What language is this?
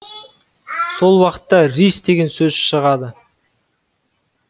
Kazakh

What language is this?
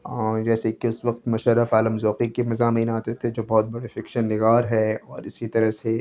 Urdu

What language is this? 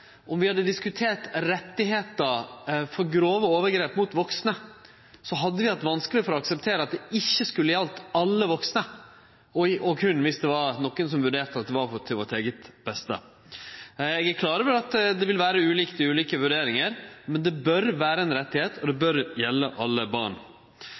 Norwegian Nynorsk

